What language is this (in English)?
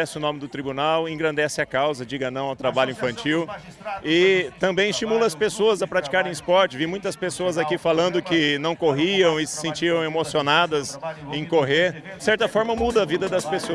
Portuguese